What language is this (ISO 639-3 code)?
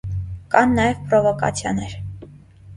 hye